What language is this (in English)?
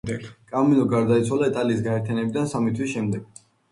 Georgian